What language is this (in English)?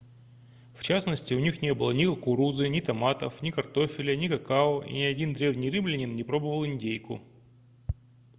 Russian